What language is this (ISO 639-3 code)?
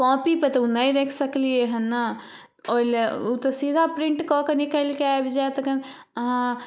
mai